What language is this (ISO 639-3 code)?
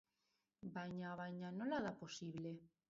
eus